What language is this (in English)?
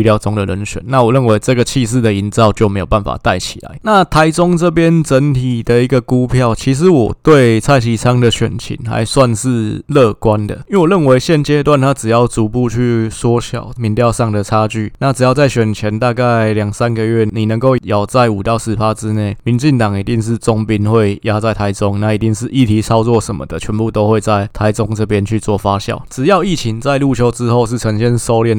Chinese